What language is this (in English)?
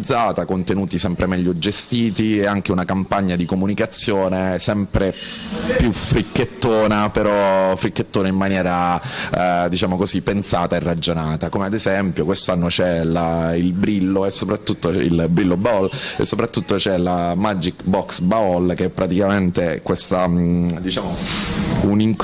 Italian